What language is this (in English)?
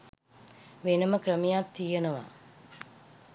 Sinhala